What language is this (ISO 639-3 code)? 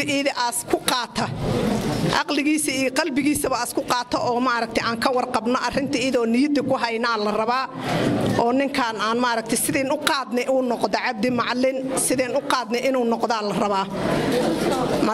ara